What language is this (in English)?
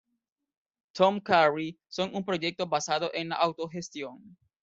Spanish